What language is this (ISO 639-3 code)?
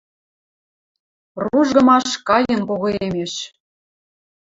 mrj